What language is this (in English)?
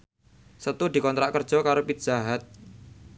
Javanese